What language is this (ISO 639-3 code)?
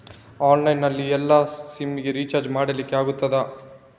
kan